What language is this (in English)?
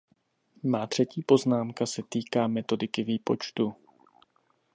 Czech